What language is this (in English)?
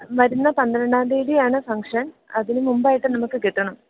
Malayalam